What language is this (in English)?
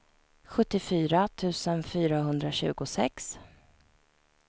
Swedish